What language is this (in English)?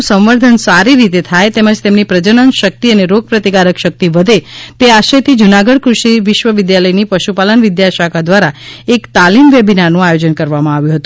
Gujarati